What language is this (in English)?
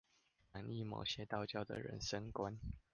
Chinese